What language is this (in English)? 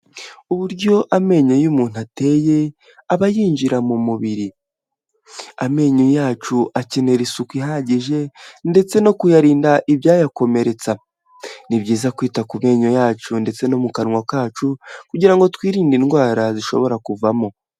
Kinyarwanda